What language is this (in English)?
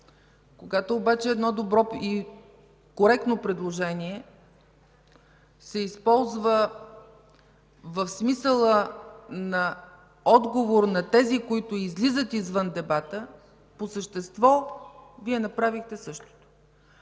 Bulgarian